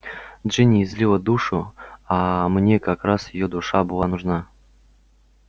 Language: Russian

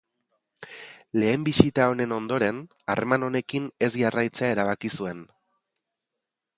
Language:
Basque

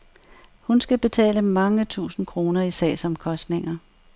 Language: Danish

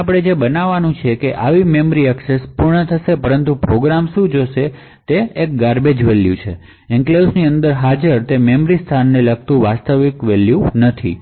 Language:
Gujarati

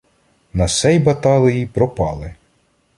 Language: Ukrainian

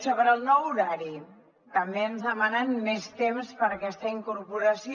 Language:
Catalan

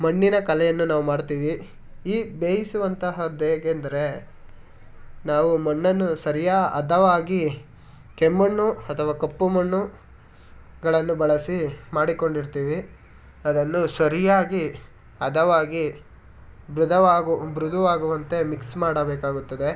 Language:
Kannada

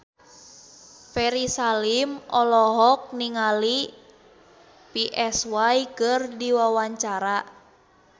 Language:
Sundanese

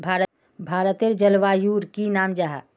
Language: Magahi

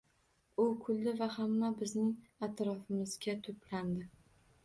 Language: Uzbek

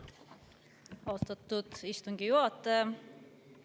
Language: Estonian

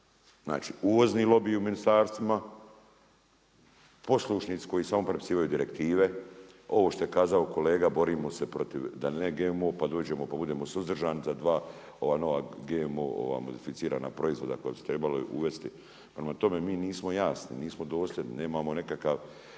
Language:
Croatian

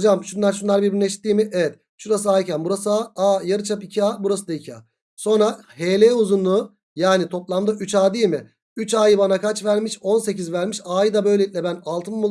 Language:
Turkish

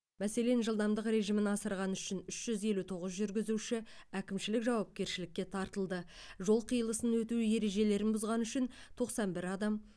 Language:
Kazakh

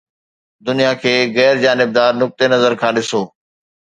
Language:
Sindhi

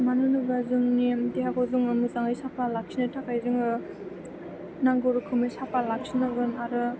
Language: Bodo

